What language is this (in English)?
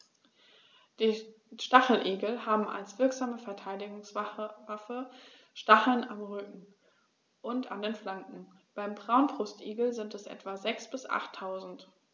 German